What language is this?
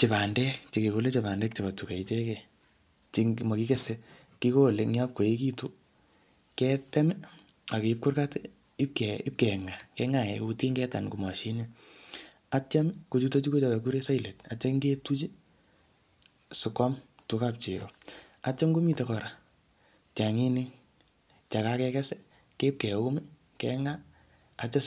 Kalenjin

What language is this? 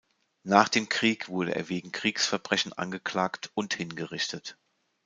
German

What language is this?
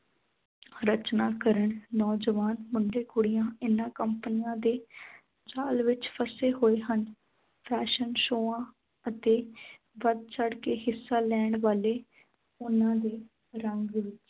Punjabi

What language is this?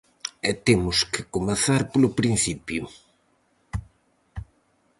Galician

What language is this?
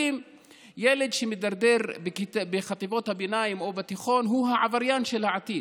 Hebrew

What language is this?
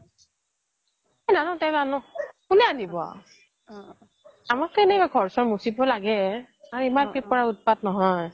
Assamese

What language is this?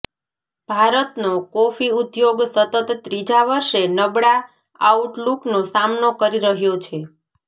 Gujarati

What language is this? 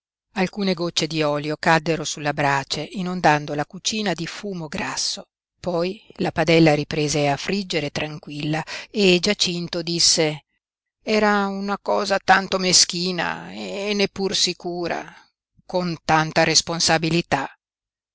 Italian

